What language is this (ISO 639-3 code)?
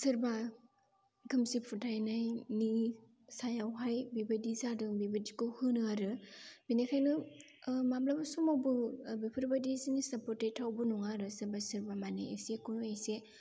brx